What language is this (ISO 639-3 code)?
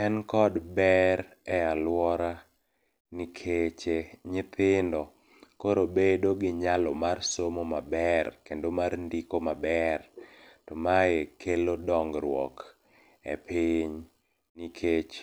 luo